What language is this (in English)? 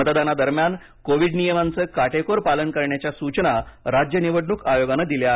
Marathi